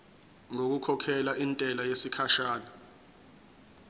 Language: Zulu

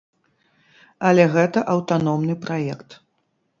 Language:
Belarusian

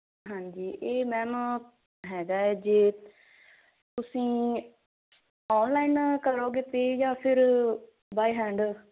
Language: Punjabi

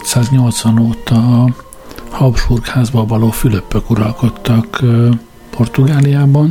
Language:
Hungarian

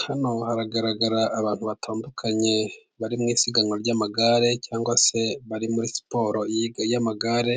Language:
Kinyarwanda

